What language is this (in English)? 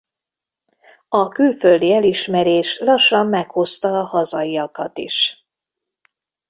Hungarian